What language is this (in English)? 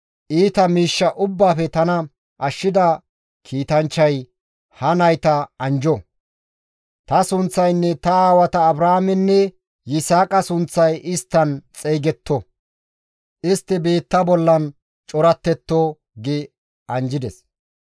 Gamo